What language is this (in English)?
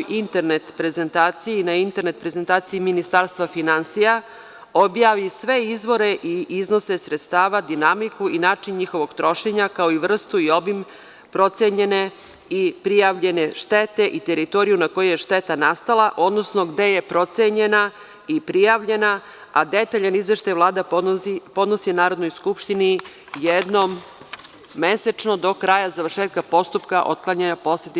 Serbian